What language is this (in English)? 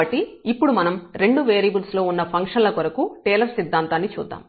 Telugu